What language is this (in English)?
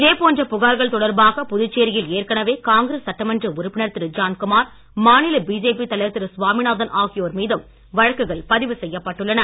Tamil